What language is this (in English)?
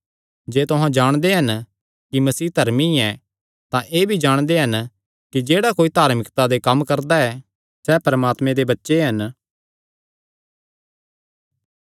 Kangri